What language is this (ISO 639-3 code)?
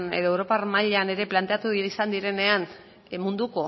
eus